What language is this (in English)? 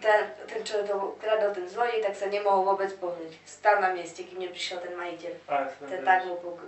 Slovak